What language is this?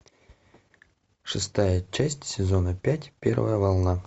Russian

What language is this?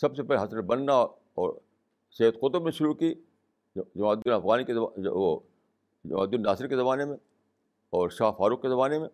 Urdu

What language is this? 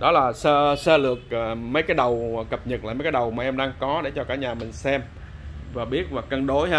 Vietnamese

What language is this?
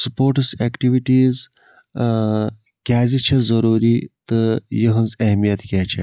Kashmiri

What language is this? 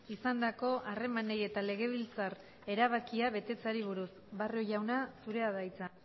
Basque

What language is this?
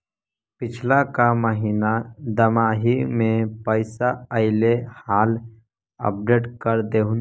Magahi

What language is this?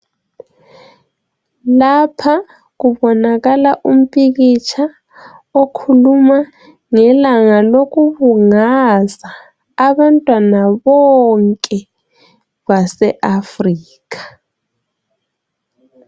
North Ndebele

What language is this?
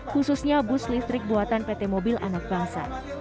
Indonesian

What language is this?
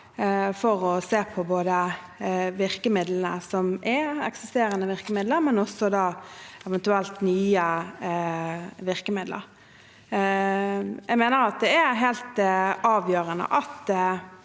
Norwegian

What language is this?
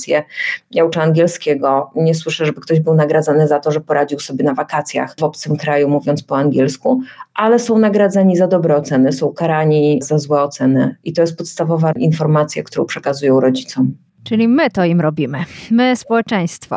Polish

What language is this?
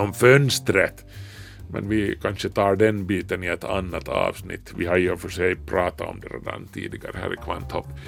Swedish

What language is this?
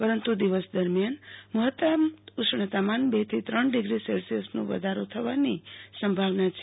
Gujarati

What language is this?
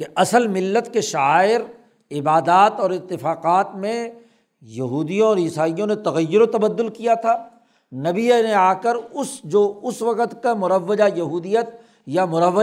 Urdu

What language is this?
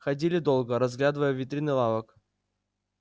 Russian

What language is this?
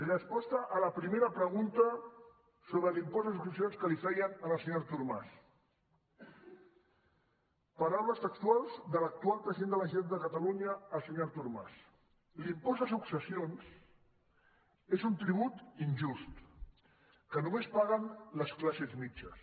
Catalan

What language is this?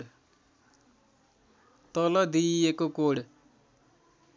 Nepali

